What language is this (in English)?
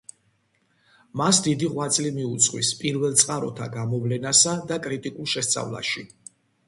Georgian